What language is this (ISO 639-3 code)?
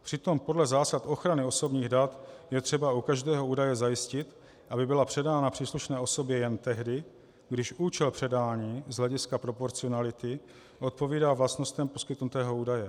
ces